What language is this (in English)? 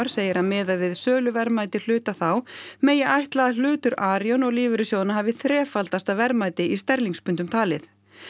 Icelandic